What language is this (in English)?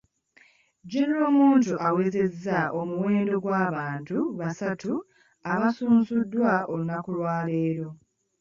Ganda